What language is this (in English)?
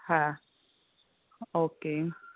Gujarati